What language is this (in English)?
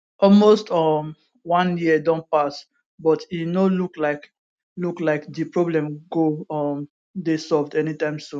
Nigerian Pidgin